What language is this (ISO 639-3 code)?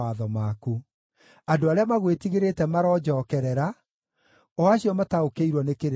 kik